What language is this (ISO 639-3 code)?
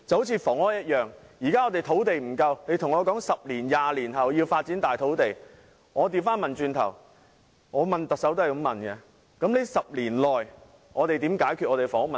yue